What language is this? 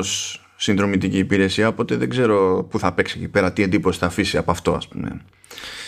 Greek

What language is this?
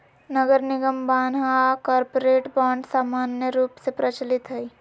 Magahi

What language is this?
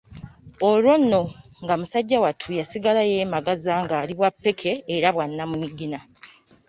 Ganda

